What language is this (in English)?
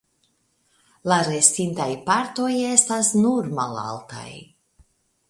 Esperanto